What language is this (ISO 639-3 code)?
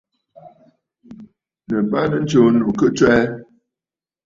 bfd